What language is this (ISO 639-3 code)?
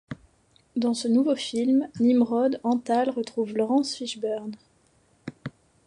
fra